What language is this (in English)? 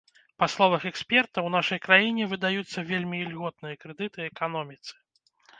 Belarusian